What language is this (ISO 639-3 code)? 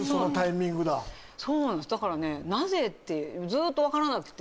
jpn